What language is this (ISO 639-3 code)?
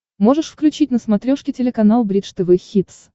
rus